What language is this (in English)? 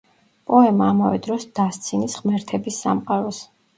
Georgian